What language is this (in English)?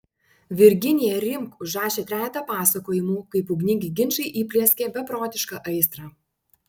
Lithuanian